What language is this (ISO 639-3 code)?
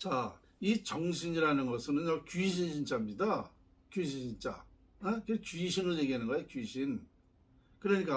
kor